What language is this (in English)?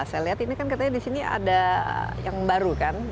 Indonesian